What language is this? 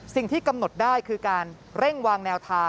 Thai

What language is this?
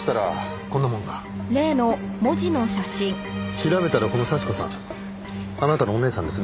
Japanese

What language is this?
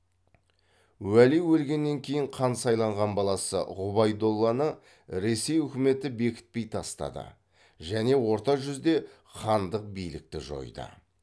Kazakh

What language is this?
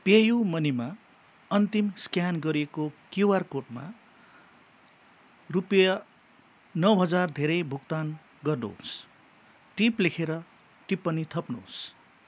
Nepali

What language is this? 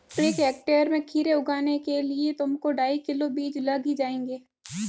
Hindi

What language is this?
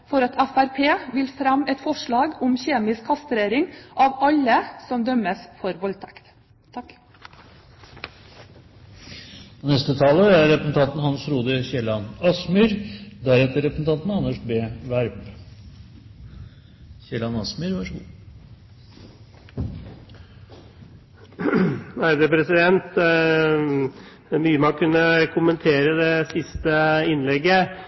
Norwegian Bokmål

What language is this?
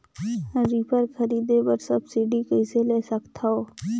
Chhattisgarhi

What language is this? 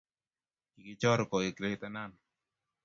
Kalenjin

